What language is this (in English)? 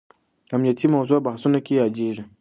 Pashto